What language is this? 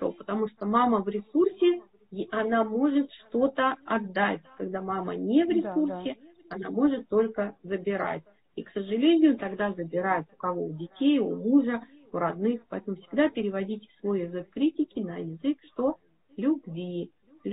Russian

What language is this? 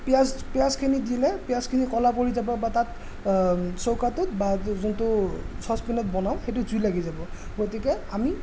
Assamese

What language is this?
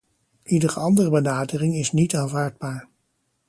Dutch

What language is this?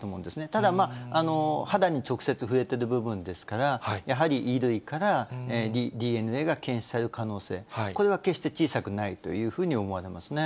Japanese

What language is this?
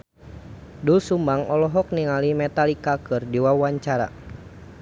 Sundanese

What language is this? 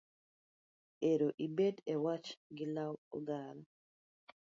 Luo (Kenya and Tanzania)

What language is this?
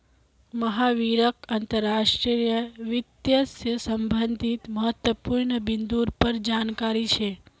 Magahi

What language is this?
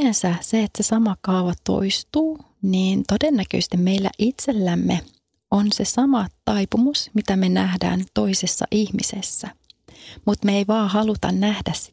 Finnish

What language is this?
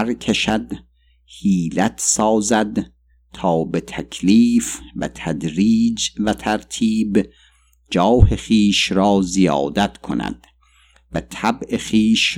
Persian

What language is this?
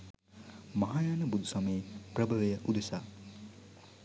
Sinhala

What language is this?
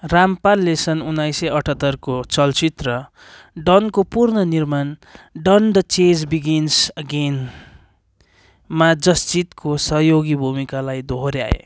Nepali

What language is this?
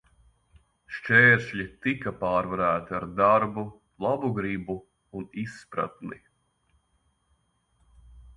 Latvian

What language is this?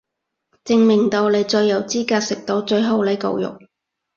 Cantonese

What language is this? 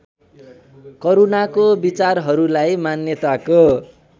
Nepali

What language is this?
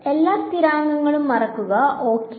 Malayalam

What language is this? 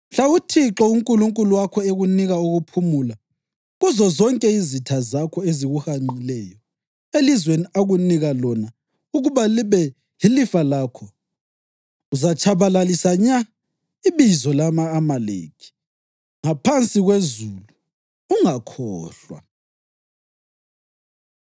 North Ndebele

